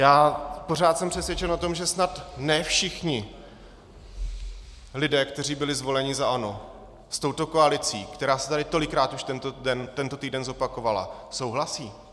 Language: Czech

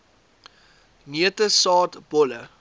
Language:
Afrikaans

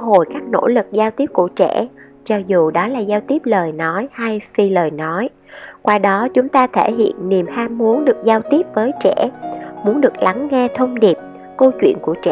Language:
Vietnamese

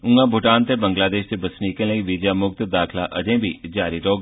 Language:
Dogri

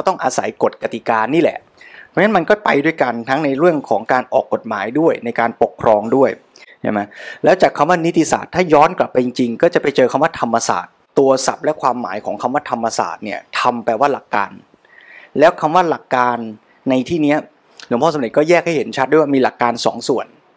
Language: Thai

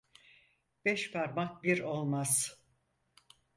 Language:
Turkish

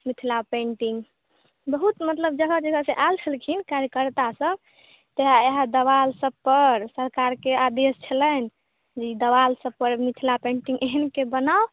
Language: Maithili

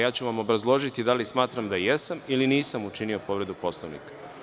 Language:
Serbian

